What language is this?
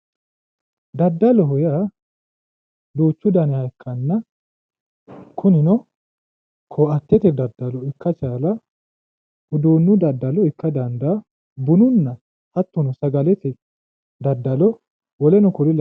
Sidamo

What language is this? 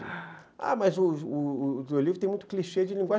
Portuguese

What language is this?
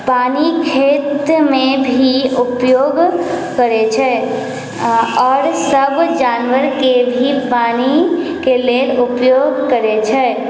Maithili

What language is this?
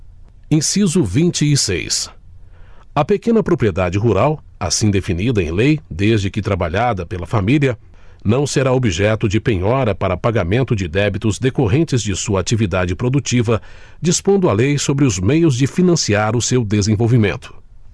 Portuguese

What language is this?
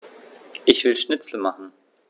German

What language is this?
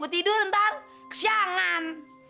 Indonesian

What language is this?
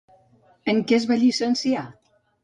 Catalan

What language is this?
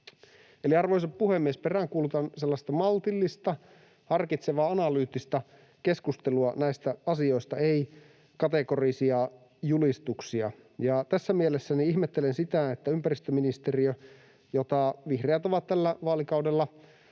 Finnish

